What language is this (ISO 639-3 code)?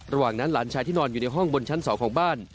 tha